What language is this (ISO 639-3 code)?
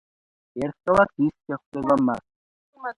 kat